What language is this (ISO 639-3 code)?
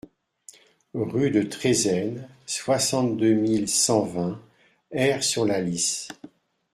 fra